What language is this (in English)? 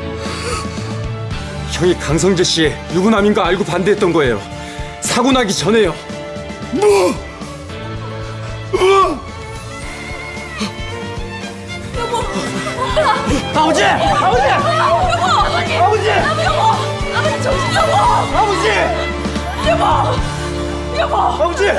Korean